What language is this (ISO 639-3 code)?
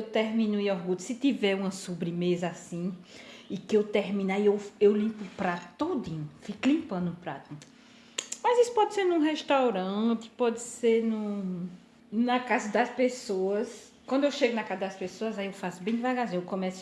por